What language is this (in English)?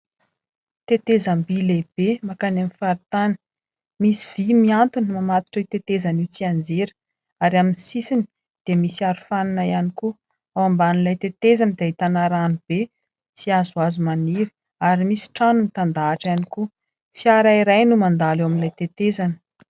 Malagasy